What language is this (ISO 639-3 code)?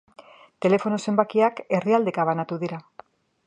eus